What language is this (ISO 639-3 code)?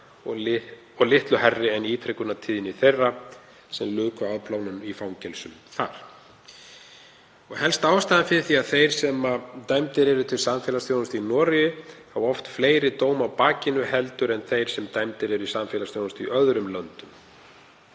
isl